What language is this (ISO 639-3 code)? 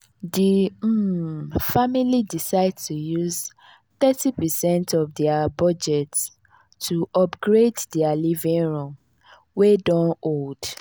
pcm